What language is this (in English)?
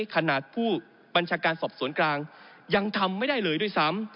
Thai